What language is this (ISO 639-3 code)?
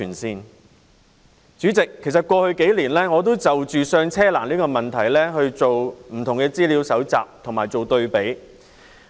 yue